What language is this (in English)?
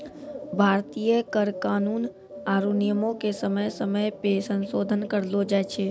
Maithili